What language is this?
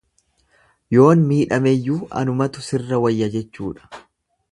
Oromo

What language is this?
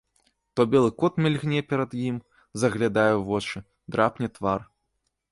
Belarusian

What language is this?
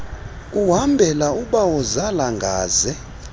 Xhosa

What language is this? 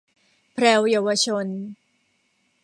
Thai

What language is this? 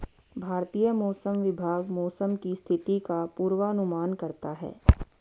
Hindi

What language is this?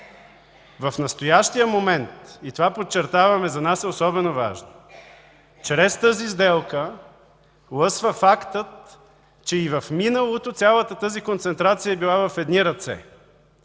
Bulgarian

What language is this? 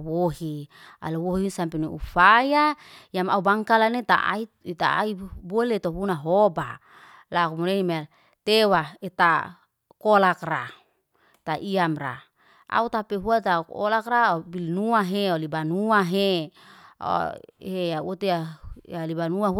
Liana-Seti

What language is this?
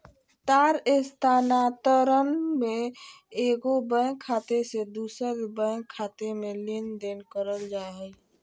Magahi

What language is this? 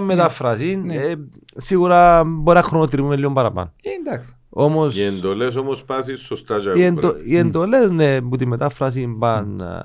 Greek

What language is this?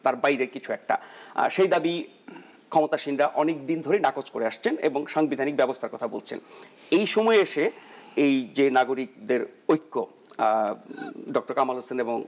Bangla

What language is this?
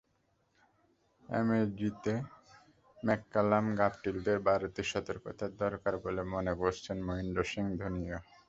Bangla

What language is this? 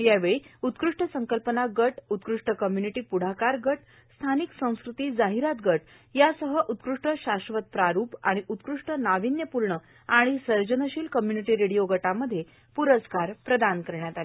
Marathi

